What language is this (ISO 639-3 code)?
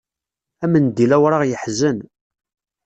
kab